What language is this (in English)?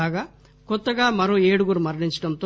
Telugu